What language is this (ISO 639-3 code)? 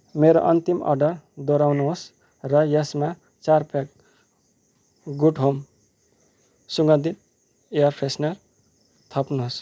nep